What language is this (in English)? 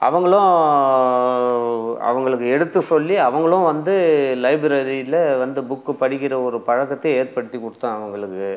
Tamil